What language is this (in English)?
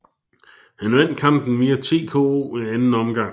Danish